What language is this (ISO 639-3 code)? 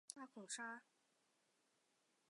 zho